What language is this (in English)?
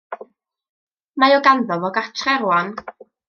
Welsh